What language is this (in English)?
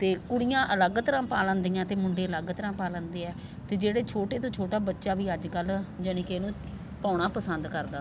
Punjabi